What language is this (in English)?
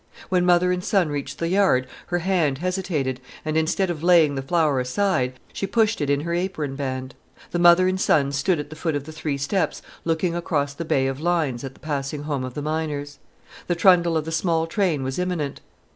English